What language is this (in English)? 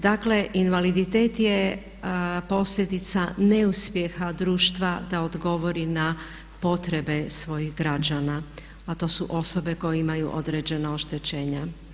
Croatian